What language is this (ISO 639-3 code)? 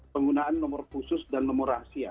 ind